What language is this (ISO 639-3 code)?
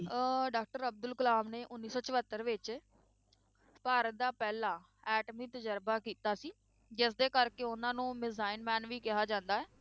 pan